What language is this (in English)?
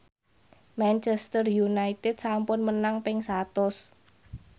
Javanese